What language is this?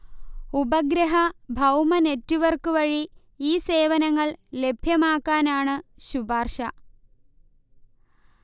Malayalam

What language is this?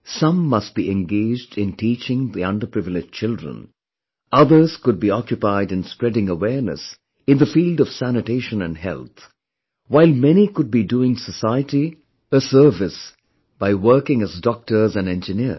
English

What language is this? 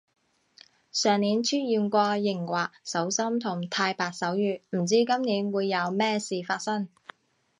Cantonese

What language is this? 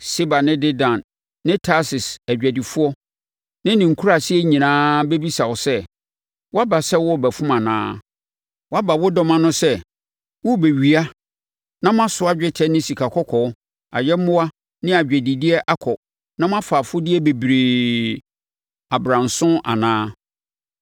Akan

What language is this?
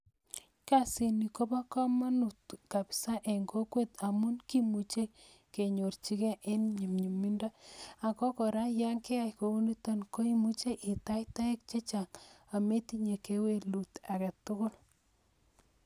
Kalenjin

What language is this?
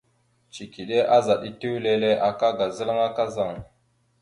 Mada (Cameroon)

